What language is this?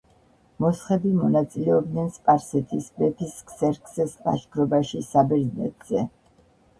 Georgian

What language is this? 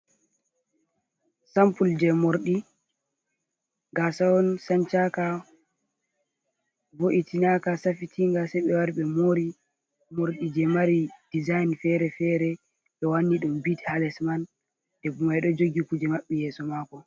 Fula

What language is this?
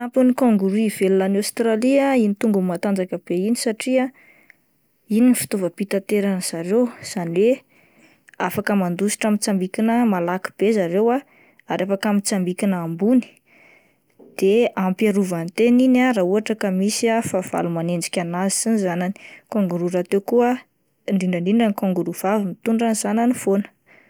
Malagasy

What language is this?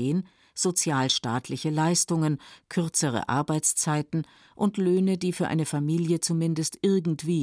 German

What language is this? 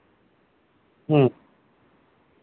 Santali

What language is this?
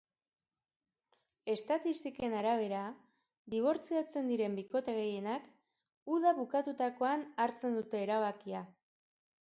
Basque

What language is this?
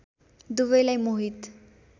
Nepali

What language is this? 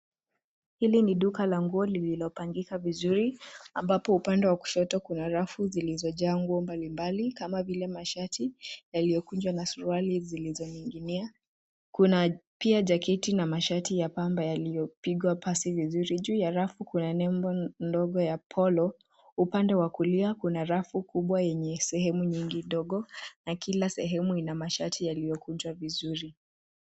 Swahili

